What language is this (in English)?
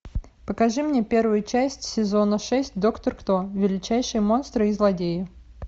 Russian